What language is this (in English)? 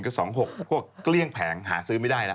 Thai